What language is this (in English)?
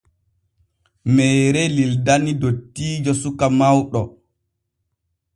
Borgu Fulfulde